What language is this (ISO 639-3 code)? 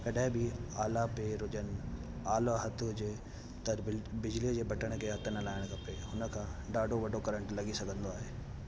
snd